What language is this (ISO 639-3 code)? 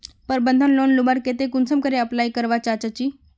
mag